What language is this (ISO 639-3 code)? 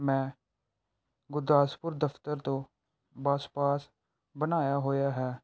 pan